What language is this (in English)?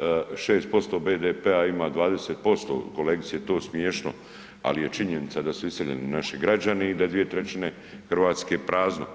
Croatian